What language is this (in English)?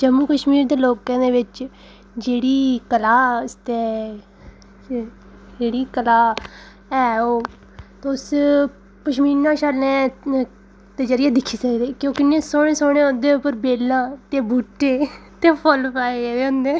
Dogri